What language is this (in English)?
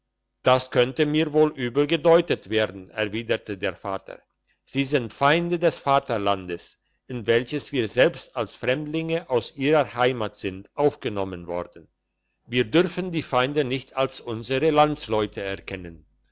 German